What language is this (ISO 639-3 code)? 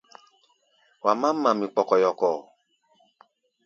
gba